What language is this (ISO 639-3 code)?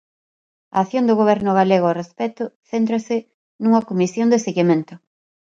glg